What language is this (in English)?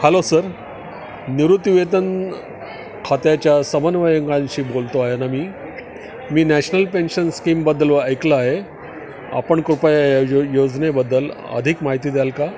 Marathi